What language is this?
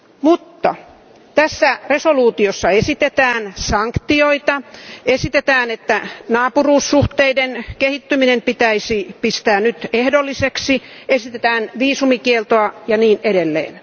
Finnish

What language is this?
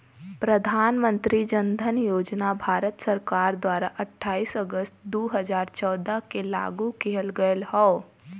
Bhojpuri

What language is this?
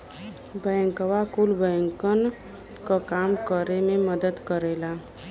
Bhojpuri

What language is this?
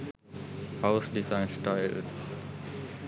Sinhala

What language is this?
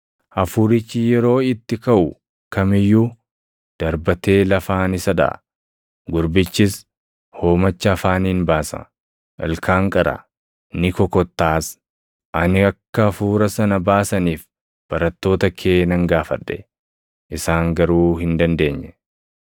Oromo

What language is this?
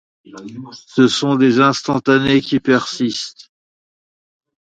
French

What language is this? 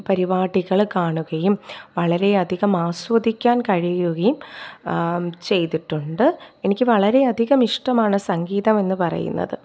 Malayalam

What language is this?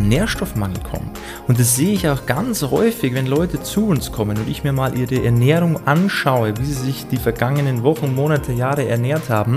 German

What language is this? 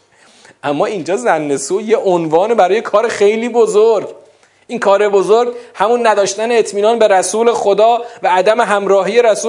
Persian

